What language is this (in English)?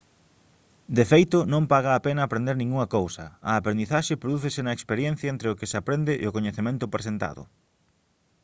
Galician